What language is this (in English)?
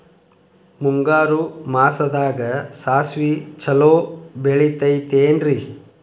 Kannada